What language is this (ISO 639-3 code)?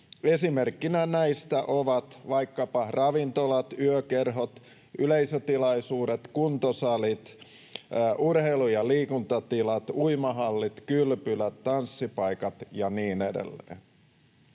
fin